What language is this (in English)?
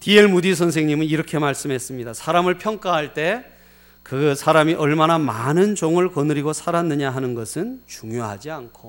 Korean